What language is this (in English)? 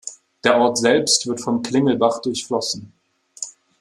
German